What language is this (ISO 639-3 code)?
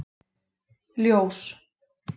isl